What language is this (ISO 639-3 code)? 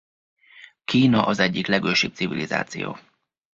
hun